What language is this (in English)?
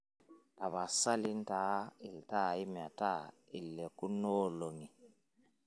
Masai